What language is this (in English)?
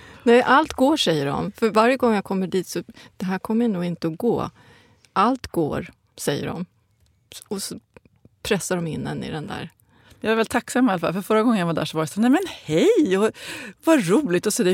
Swedish